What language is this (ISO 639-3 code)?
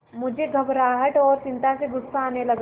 hin